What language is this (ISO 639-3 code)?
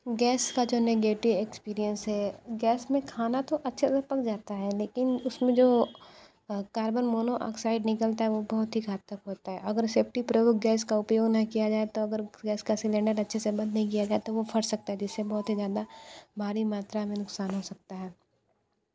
hin